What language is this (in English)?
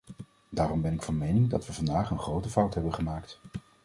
Dutch